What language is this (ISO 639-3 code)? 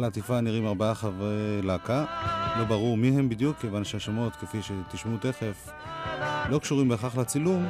heb